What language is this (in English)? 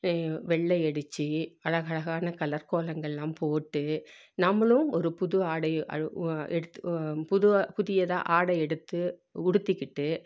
Tamil